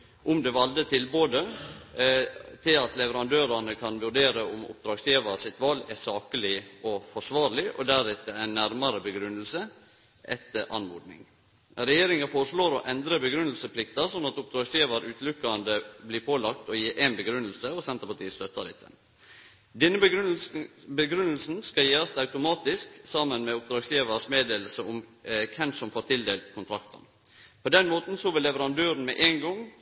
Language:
Norwegian Nynorsk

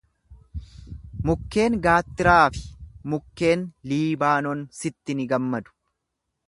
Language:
Oromo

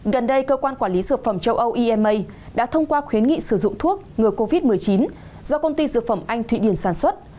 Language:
Vietnamese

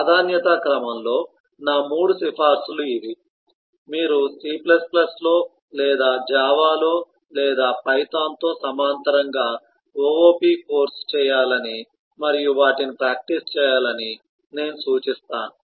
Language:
Telugu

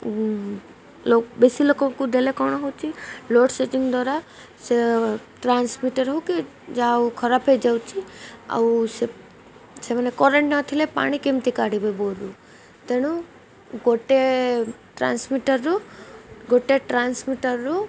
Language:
Odia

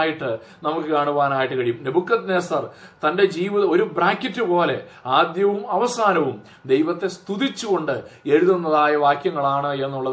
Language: Malayalam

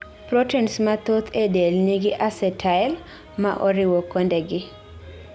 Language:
Luo (Kenya and Tanzania)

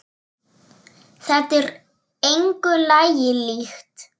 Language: Icelandic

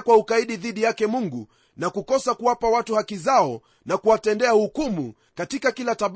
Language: Swahili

